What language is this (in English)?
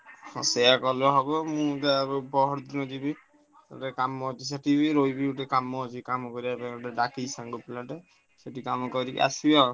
Odia